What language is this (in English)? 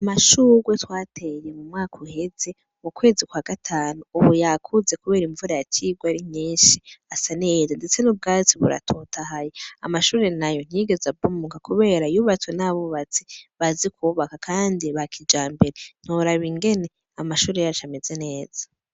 Rundi